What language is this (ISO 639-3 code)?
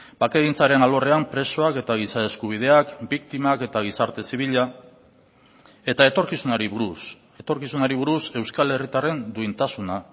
eus